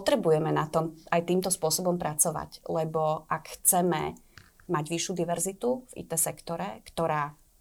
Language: Slovak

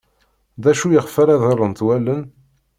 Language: Kabyle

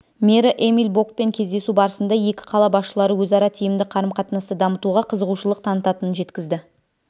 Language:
Kazakh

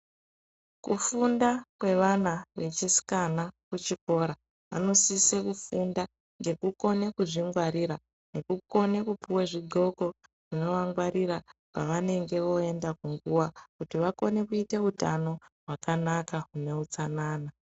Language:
Ndau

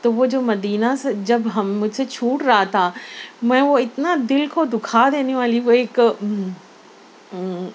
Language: Urdu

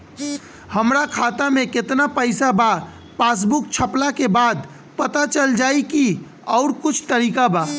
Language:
Bhojpuri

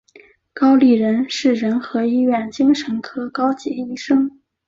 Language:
Chinese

